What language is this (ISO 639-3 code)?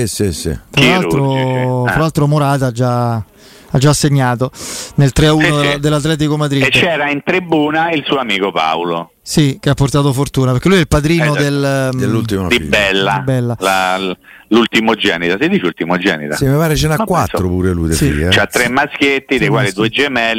ita